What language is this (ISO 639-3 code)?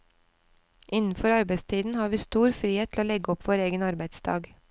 nor